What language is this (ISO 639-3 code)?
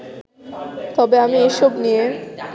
ben